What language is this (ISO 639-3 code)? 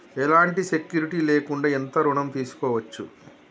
tel